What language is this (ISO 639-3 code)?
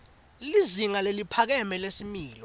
ssw